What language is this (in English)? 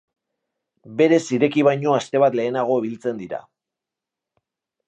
Basque